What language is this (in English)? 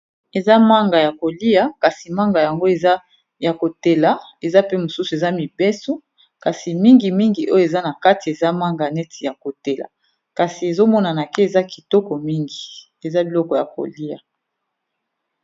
Lingala